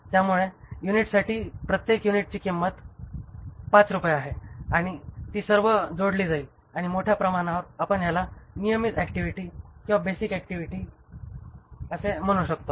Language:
Marathi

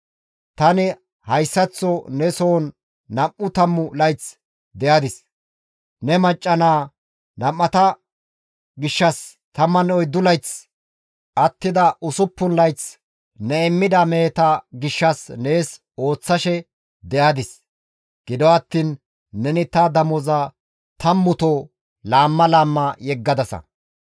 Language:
Gamo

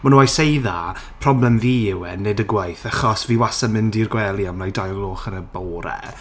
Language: Welsh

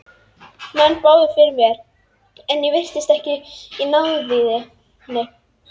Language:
Icelandic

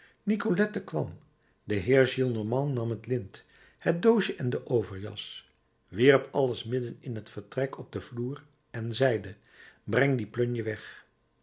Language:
Dutch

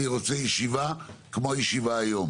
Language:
Hebrew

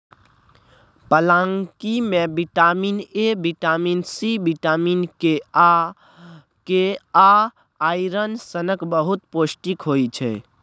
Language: Maithili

